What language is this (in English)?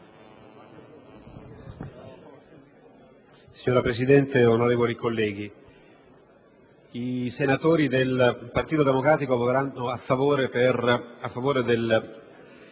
Italian